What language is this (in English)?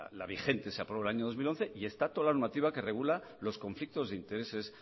Spanish